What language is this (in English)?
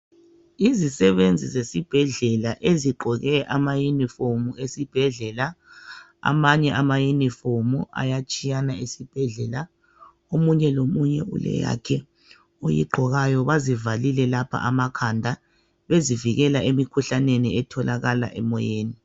North Ndebele